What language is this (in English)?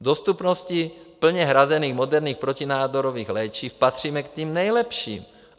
Czech